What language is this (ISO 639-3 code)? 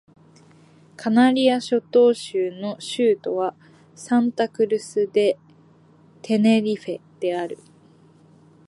jpn